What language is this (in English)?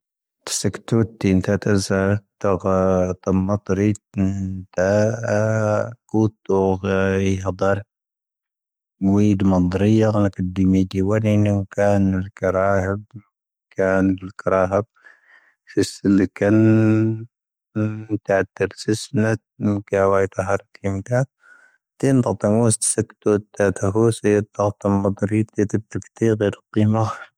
Tahaggart Tamahaq